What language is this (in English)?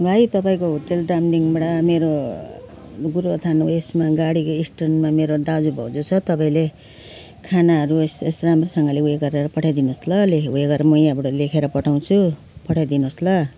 Nepali